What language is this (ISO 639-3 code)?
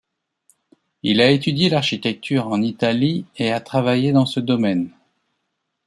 fra